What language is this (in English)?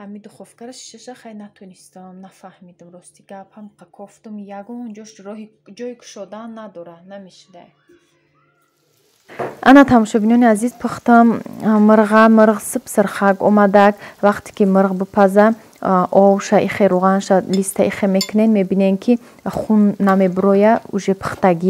Turkish